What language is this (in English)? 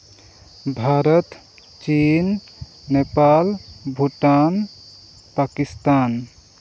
Santali